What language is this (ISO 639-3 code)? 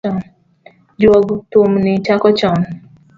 luo